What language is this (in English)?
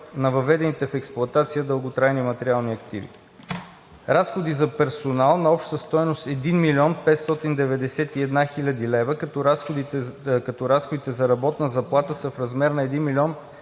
Bulgarian